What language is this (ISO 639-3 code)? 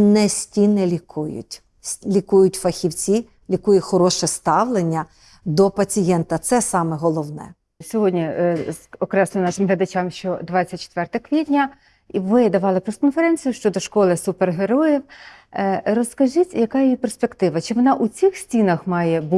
ukr